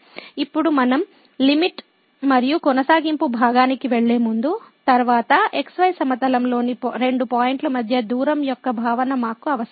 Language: Telugu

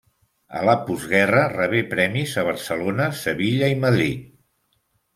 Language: Catalan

